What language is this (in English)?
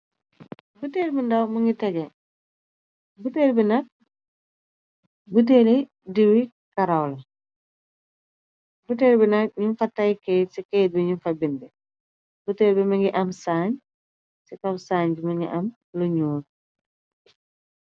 Wolof